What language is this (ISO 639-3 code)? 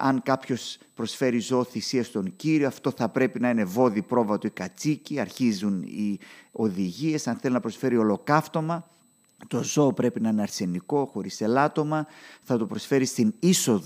ell